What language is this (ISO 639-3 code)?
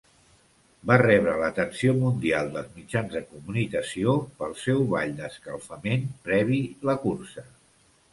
cat